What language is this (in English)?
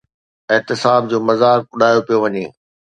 Sindhi